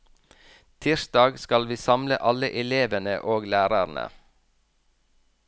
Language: Norwegian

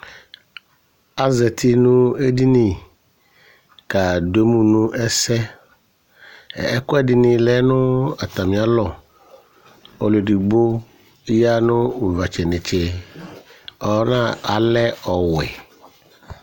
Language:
Ikposo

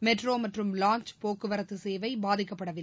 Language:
Tamil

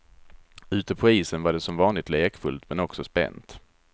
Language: Swedish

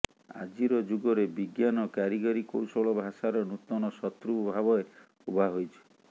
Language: Odia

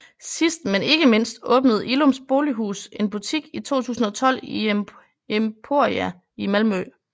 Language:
Danish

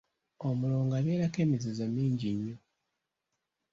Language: Ganda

